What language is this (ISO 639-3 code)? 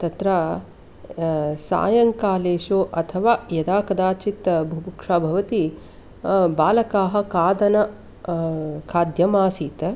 san